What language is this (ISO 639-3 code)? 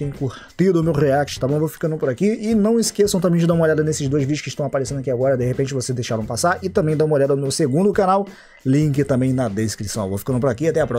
por